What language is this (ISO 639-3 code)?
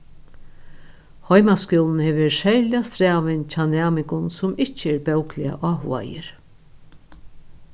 fao